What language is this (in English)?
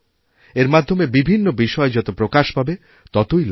Bangla